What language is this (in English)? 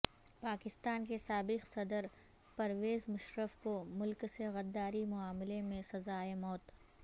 Urdu